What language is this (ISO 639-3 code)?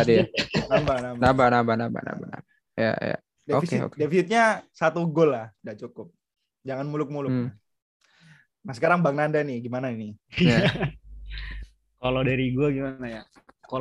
ind